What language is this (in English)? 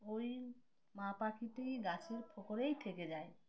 Bangla